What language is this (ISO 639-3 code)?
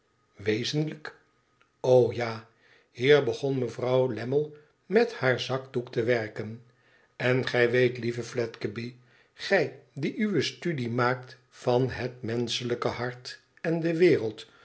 nld